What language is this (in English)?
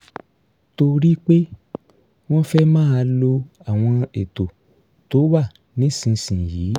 Yoruba